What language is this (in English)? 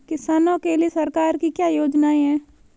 Hindi